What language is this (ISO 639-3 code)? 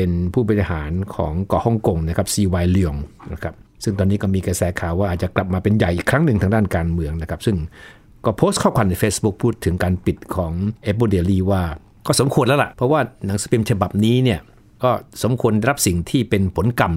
tha